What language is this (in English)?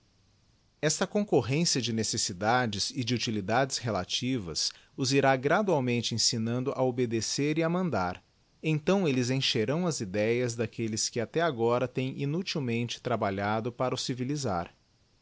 Portuguese